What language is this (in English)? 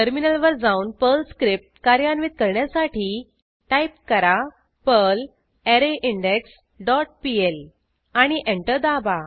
Marathi